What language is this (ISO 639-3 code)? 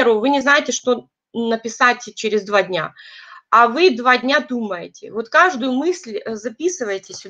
rus